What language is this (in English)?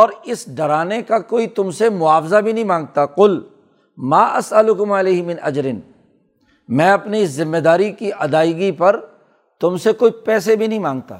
Urdu